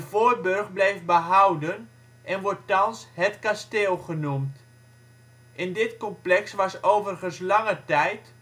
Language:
Dutch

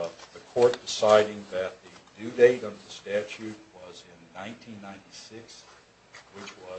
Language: English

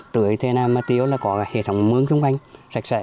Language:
Vietnamese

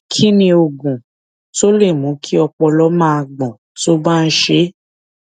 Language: Yoruba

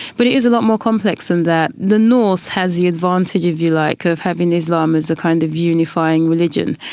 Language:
English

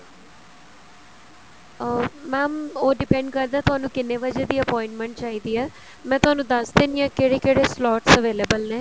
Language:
Punjabi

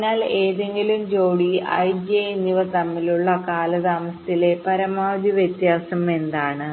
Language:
Malayalam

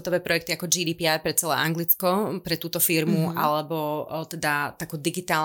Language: Slovak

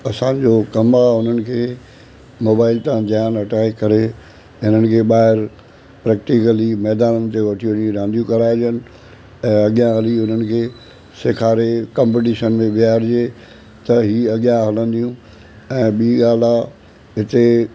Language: Sindhi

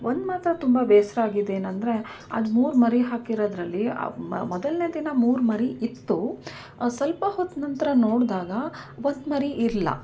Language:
Kannada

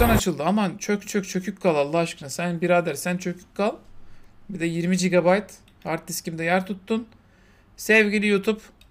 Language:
Turkish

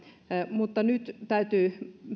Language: Finnish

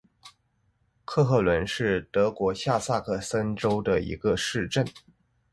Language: Chinese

